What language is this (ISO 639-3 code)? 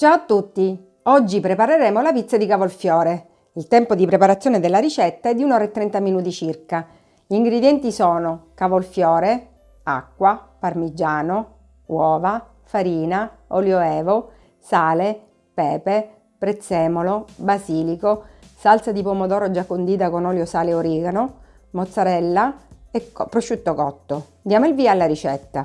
ita